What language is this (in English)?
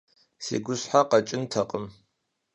Kabardian